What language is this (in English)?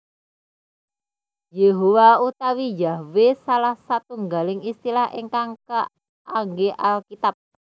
Javanese